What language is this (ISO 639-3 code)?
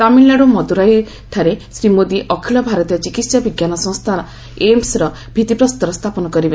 ori